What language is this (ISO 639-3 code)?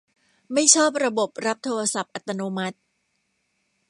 tha